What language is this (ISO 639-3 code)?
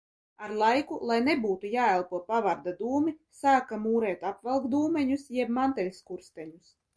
lav